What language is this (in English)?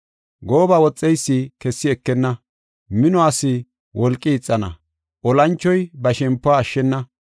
Gofa